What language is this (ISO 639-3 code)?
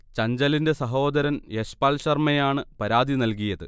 mal